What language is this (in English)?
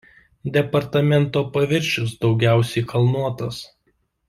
Lithuanian